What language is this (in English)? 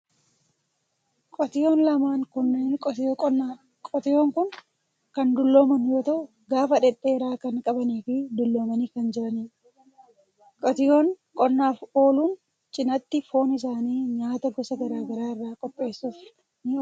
Oromo